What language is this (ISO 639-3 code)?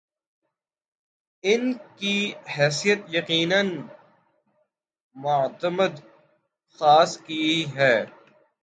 urd